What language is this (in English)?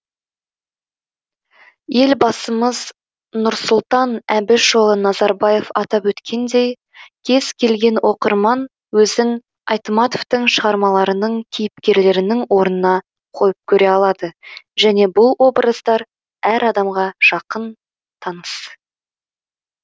Kazakh